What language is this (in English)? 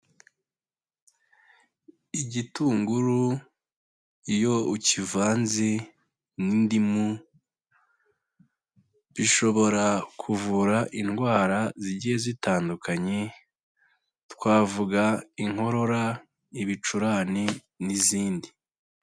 Kinyarwanda